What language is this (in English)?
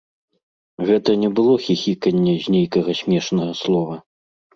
Belarusian